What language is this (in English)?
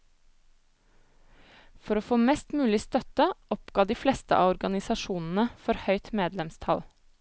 Norwegian